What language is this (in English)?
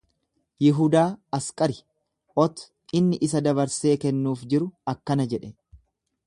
Oromo